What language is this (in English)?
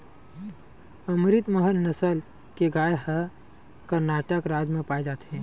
Chhattisgarhi